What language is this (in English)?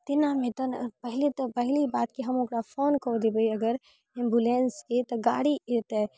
Maithili